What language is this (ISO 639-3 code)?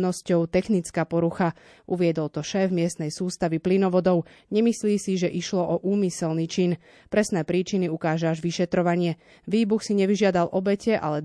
slk